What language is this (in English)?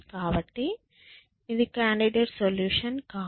Telugu